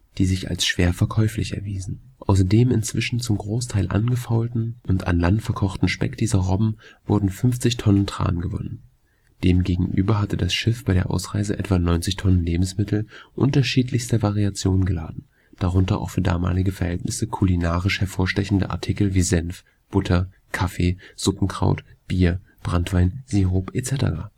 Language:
German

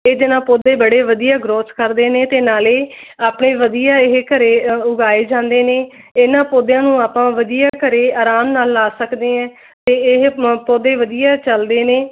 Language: Punjabi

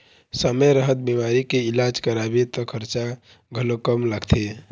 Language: Chhattisgarhi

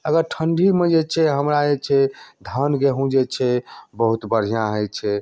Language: Maithili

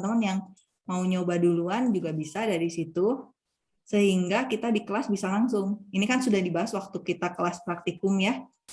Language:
Indonesian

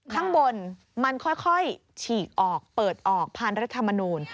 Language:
Thai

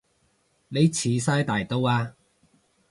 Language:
Cantonese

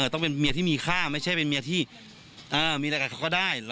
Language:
Thai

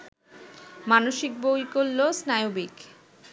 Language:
Bangla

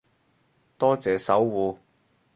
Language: Cantonese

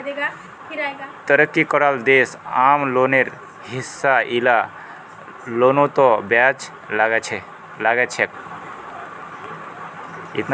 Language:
Magahi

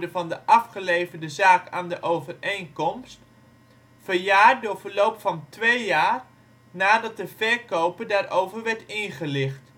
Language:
Dutch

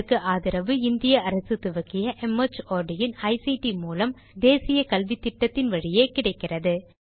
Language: Tamil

